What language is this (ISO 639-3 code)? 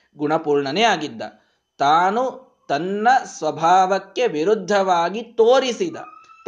kan